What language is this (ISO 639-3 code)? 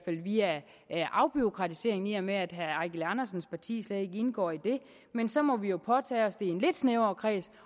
dan